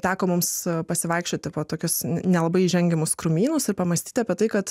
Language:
Lithuanian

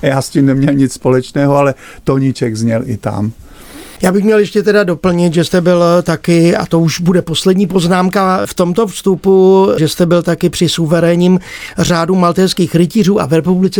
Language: Czech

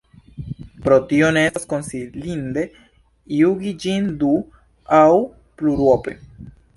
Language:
Esperanto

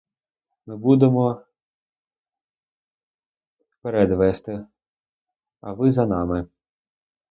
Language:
Ukrainian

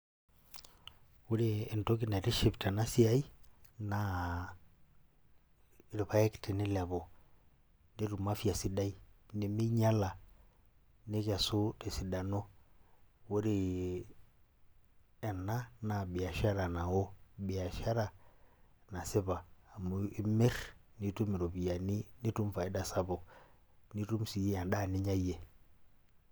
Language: Masai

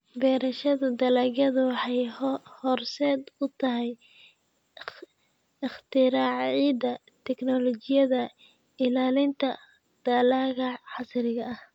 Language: Somali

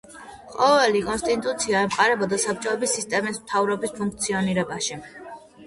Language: Georgian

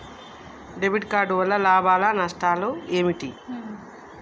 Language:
Telugu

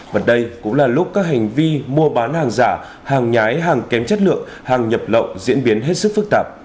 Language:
Vietnamese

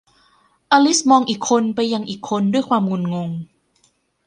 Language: Thai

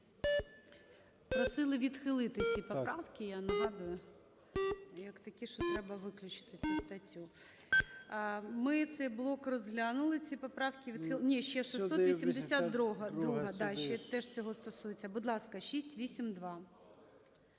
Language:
Ukrainian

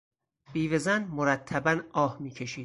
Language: Persian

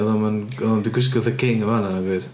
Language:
Welsh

